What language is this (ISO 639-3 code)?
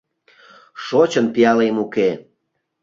chm